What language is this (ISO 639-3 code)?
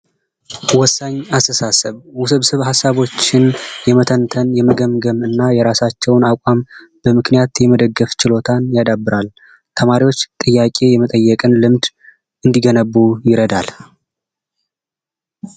amh